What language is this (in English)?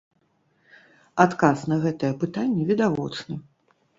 Belarusian